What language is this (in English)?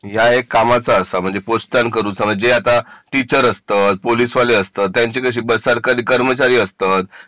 Marathi